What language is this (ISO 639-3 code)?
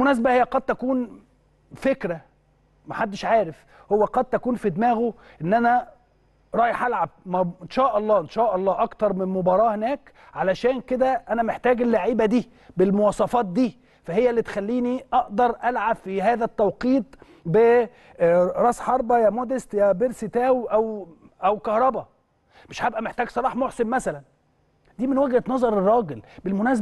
ara